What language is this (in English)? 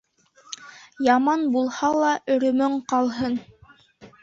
Bashkir